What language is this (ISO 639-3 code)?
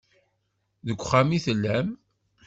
kab